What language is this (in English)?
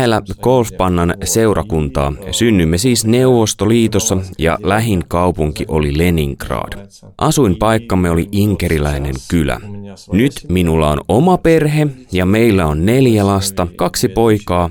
Finnish